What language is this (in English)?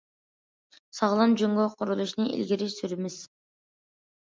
Uyghur